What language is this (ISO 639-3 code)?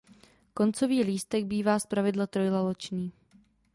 ces